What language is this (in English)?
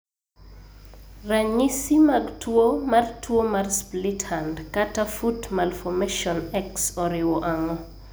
Luo (Kenya and Tanzania)